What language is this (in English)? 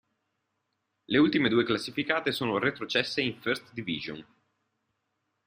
Italian